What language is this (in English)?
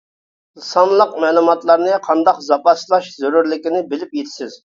Uyghur